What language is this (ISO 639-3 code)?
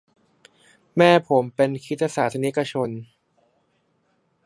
tha